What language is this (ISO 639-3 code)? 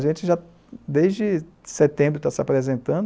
por